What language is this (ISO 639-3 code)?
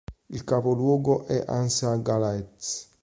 ita